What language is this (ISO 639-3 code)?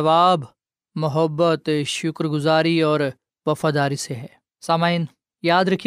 urd